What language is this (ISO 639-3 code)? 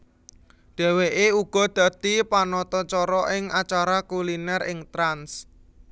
jav